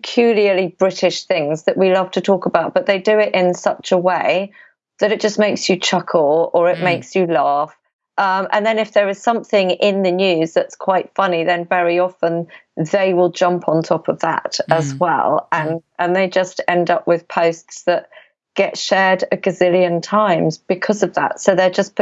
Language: English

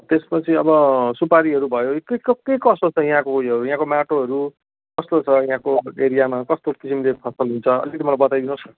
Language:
Nepali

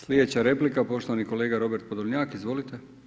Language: Croatian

